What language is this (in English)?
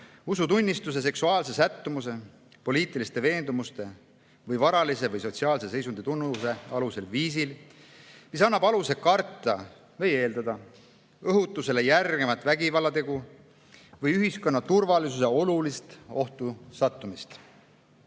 Estonian